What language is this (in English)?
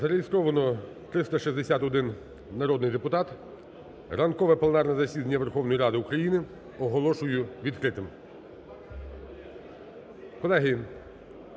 Ukrainian